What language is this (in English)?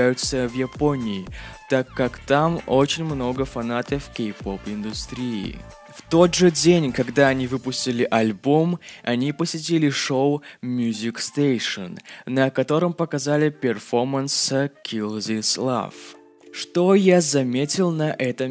Russian